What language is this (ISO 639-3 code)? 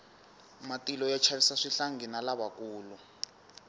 tso